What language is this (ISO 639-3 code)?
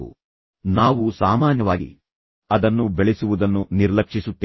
kan